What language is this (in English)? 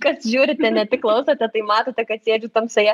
Lithuanian